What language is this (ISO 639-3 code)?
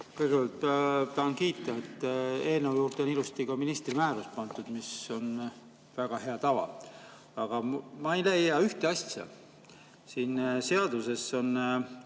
est